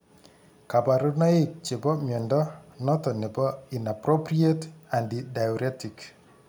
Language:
Kalenjin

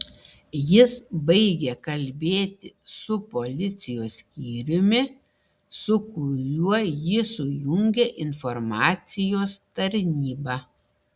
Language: Lithuanian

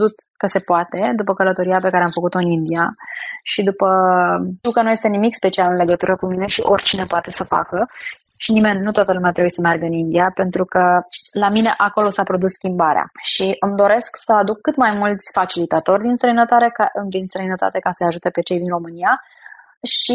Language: Romanian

